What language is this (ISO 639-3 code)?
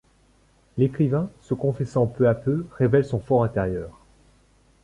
fra